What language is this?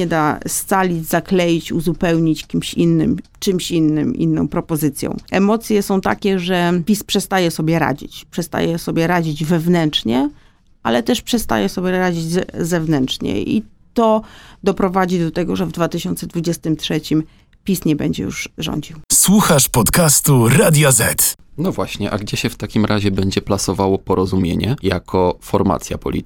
Polish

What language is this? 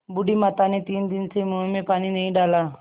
Hindi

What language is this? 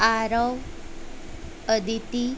Gujarati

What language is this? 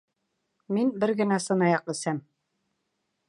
Bashkir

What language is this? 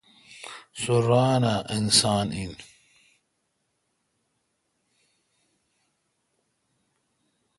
Kalkoti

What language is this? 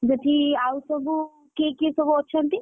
Odia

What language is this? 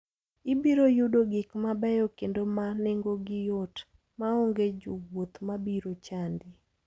Luo (Kenya and Tanzania)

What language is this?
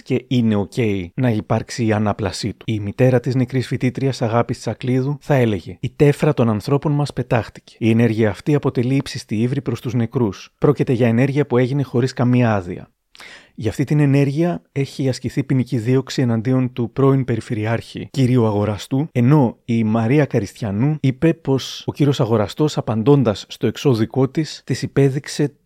Greek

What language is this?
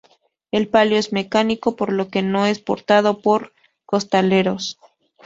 Spanish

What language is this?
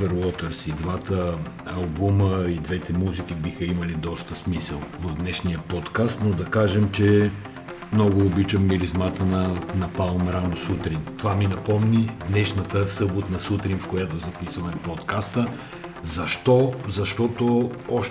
Bulgarian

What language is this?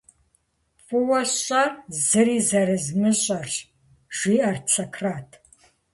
Kabardian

